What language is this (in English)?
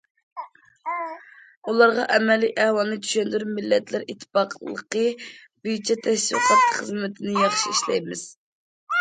Uyghur